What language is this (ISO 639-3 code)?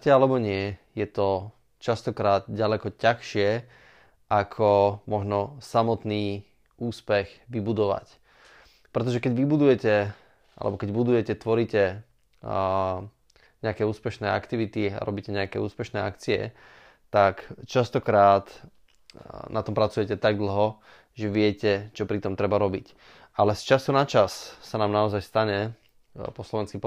slk